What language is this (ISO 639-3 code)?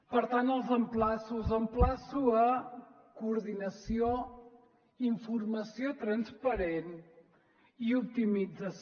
cat